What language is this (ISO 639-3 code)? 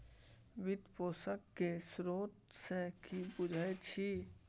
mai